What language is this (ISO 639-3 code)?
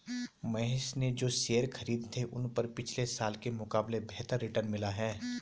hin